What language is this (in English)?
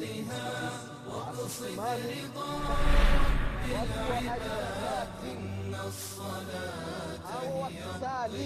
Swahili